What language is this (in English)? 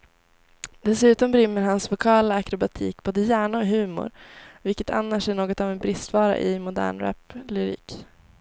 Swedish